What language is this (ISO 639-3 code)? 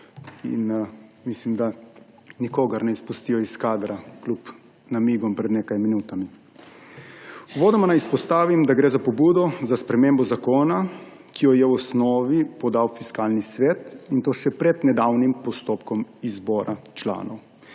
slv